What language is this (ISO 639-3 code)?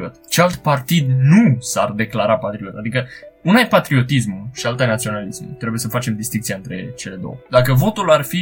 ron